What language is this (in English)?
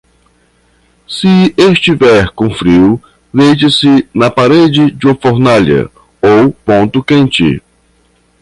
Portuguese